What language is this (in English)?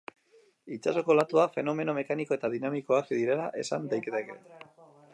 Basque